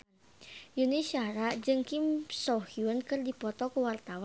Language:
Sundanese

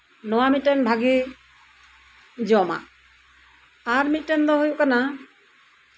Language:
Santali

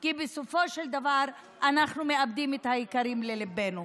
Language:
Hebrew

